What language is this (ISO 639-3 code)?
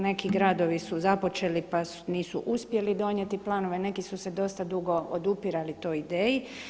hrv